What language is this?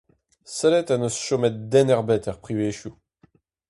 Breton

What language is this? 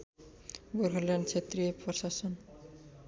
Nepali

